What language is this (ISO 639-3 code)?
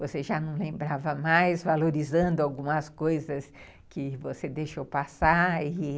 por